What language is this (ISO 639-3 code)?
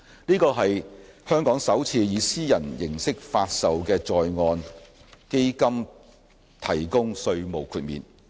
yue